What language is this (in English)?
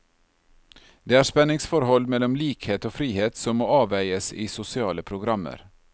Norwegian